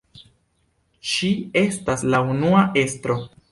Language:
Esperanto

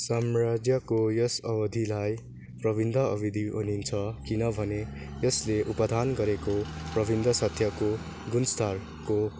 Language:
Nepali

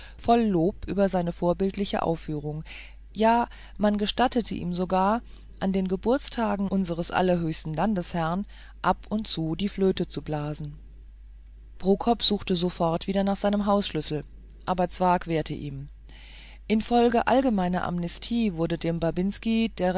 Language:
German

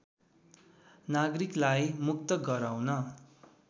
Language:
Nepali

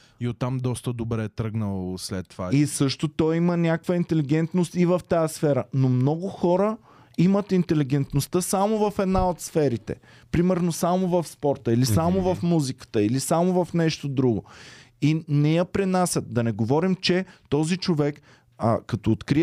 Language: Bulgarian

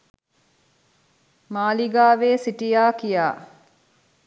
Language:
Sinhala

